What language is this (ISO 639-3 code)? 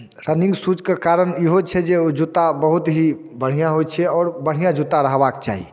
mai